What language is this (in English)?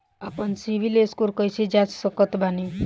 Bhojpuri